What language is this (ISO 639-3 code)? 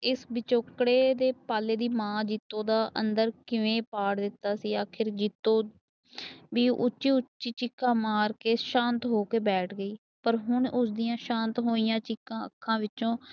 pan